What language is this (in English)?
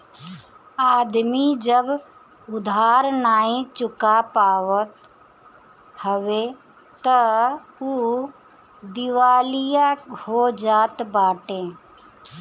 Bhojpuri